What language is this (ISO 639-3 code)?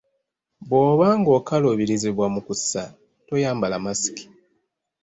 lug